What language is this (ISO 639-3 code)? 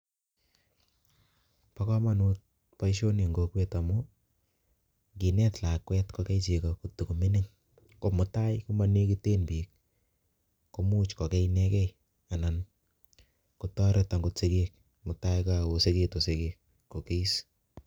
kln